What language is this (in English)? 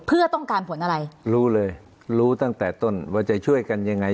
Thai